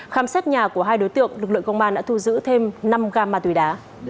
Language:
Vietnamese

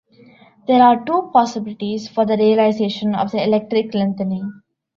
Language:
English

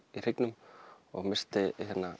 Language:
Icelandic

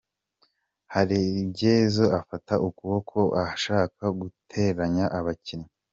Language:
Kinyarwanda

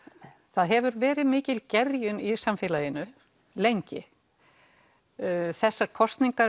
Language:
Icelandic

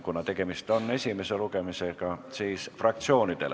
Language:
Estonian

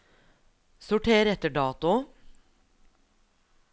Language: Norwegian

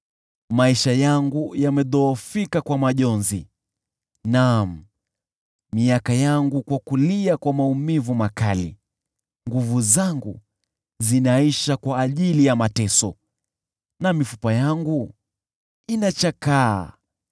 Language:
Swahili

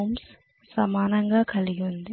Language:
Telugu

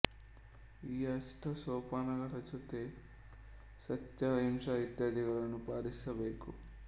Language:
Kannada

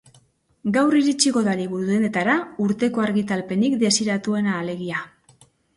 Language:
Basque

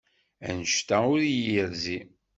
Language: Kabyle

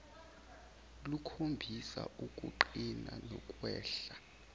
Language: Zulu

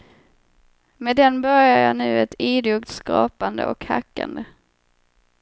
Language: Swedish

